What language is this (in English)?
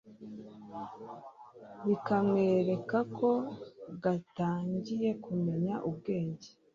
Kinyarwanda